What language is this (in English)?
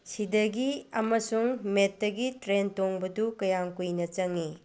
Manipuri